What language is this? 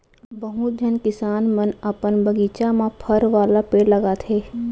Chhattisgarhi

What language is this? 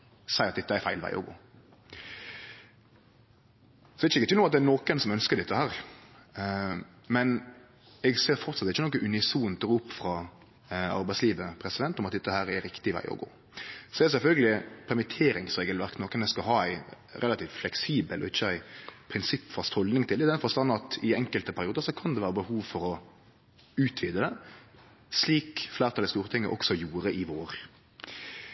Norwegian Nynorsk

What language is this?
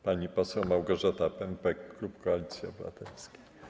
Polish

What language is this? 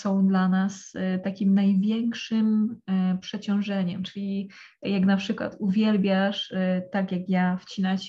Polish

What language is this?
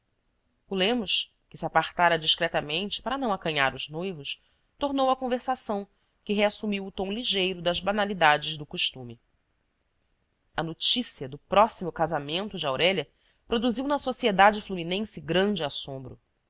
Portuguese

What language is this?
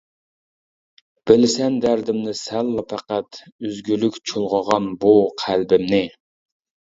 Uyghur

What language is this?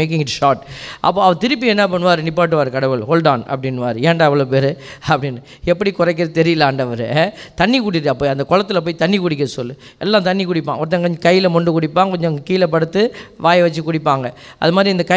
Tamil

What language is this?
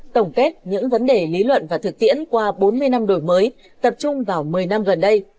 Vietnamese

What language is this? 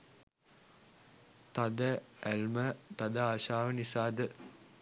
Sinhala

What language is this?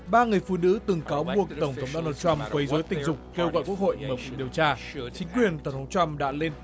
Vietnamese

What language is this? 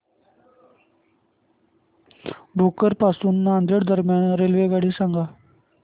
Marathi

